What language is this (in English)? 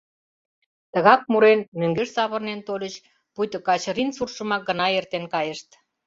Mari